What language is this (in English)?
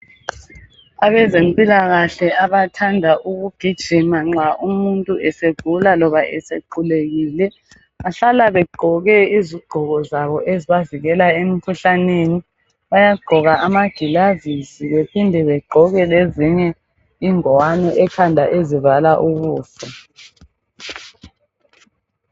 North Ndebele